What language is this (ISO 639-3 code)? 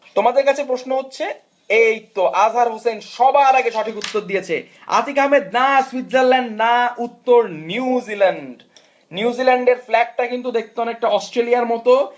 ben